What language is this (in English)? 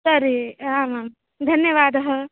Sanskrit